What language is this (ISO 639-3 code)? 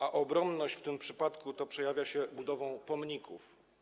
pol